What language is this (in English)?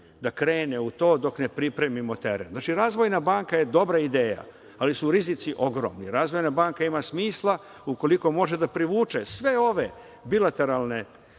Serbian